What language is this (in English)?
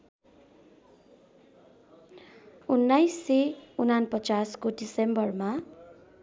Nepali